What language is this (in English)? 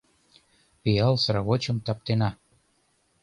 Mari